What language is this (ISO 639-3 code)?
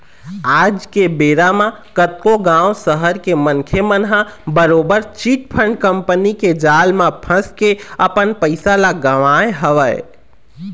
hne